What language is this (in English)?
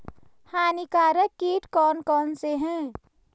Hindi